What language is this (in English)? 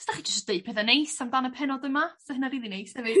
Welsh